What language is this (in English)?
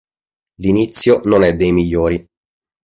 Italian